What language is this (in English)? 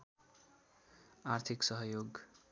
Nepali